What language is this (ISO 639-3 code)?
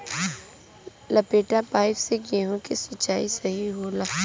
bho